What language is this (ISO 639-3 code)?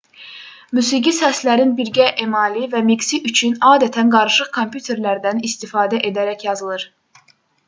aze